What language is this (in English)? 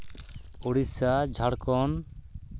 Santali